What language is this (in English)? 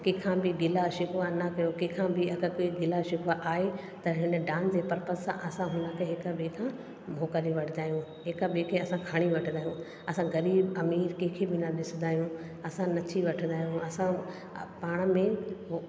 Sindhi